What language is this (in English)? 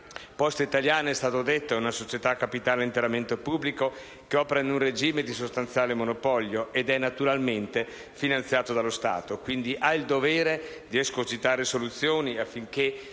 Italian